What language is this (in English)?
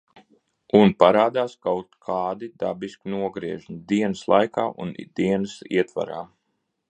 Latvian